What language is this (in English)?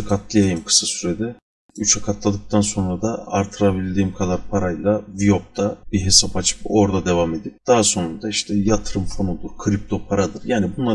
Turkish